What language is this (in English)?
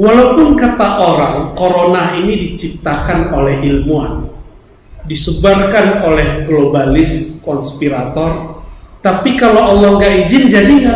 Indonesian